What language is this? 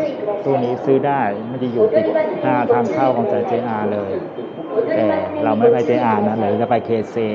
Thai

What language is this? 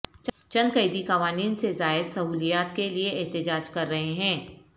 Urdu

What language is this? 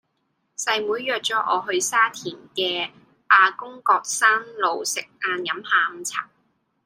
Cantonese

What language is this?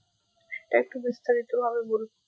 Bangla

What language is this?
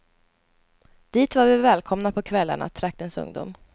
Swedish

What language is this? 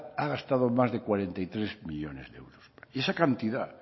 Spanish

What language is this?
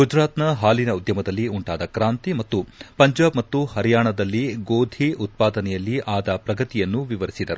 Kannada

